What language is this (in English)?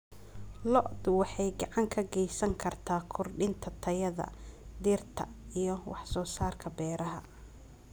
Somali